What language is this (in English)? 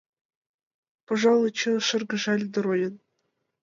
Mari